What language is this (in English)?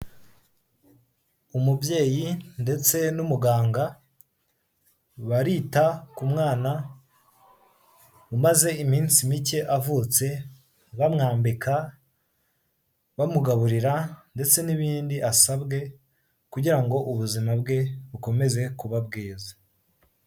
Kinyarwanda